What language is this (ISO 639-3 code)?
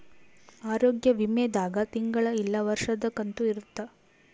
kan